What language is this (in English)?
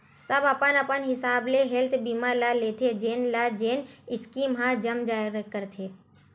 Chhattisgarhi